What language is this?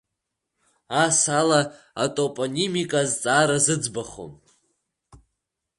Abkhazian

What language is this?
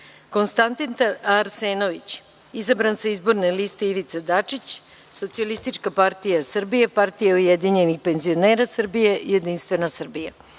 Serbian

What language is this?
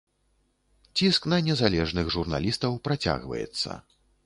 Belarusian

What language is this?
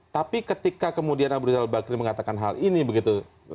Indonesian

